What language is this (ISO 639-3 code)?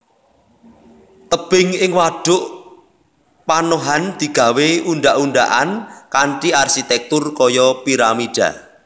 jav